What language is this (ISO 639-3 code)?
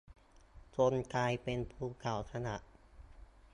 tha